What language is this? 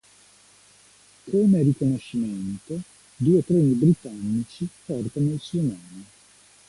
Italian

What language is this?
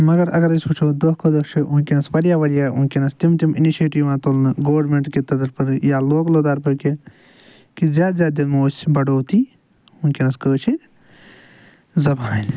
Kashmiri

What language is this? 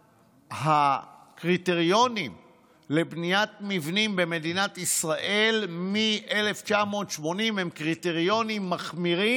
Hebrew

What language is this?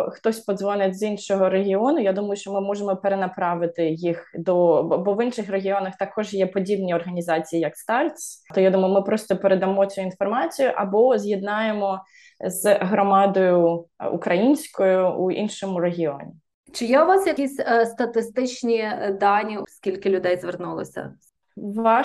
Ukrainian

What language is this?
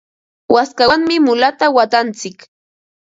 Ambo-Pasco Quechua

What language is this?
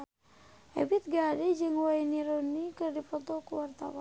Sundanese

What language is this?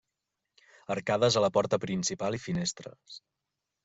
Catalan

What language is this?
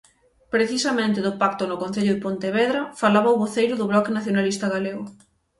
Galician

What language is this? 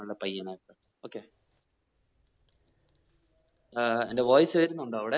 Malayalam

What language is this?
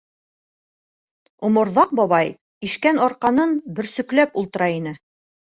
Bashkir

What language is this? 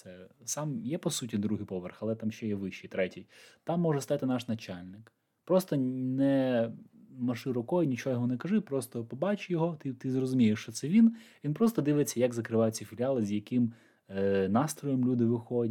Ukrainian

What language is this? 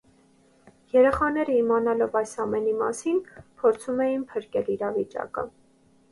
Armenian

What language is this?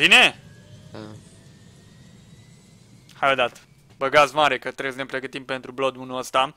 Romanian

